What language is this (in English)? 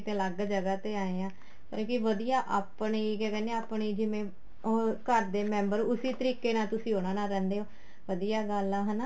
Punjabi